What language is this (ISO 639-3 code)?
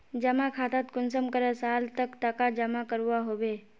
mag